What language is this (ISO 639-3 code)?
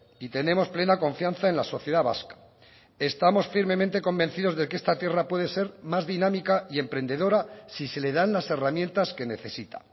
spa